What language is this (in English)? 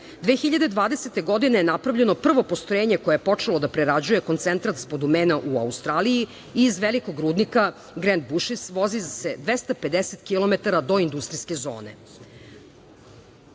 Serbian